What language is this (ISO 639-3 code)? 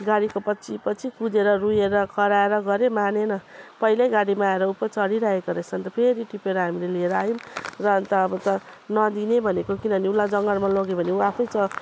nep